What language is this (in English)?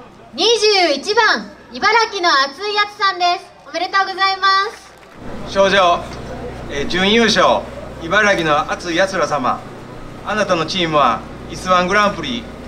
Japanese